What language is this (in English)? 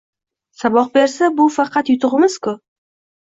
Uzbek